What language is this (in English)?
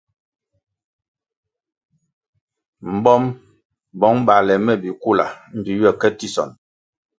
Kwasio